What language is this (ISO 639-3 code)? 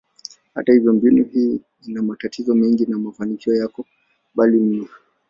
swa